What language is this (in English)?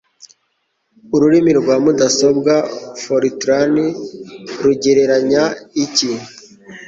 Kinyarwanda